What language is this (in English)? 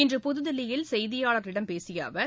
Tamil